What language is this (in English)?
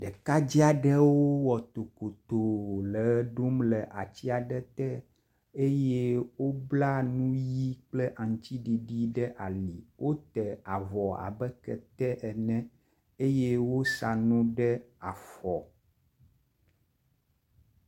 Ewe